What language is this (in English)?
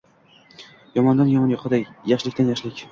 Uzbek